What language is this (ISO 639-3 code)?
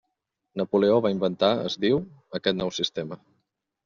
cat